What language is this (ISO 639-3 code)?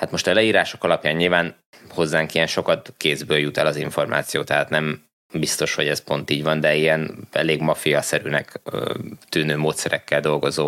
hun